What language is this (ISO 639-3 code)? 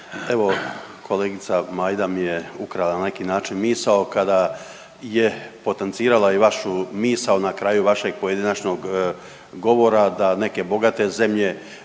hrv